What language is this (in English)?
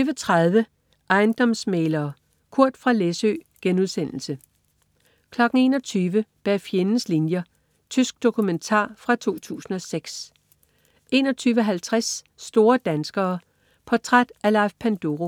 Danish